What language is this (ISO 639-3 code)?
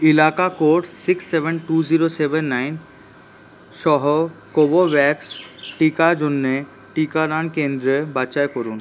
ben